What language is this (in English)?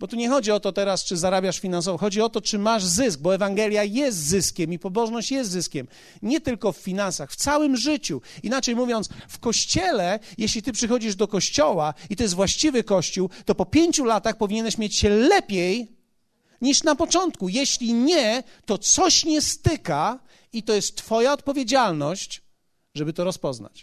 Polish